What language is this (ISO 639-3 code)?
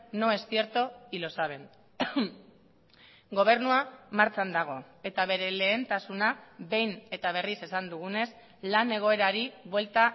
eus